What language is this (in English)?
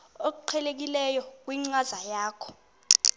Xhosa